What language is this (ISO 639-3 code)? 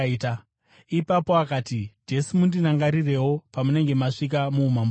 sna